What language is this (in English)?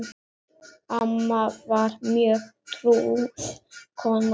Icelandic